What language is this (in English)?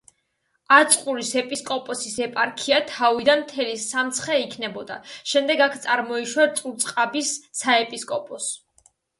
Georgian